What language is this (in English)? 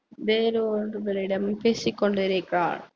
Tamil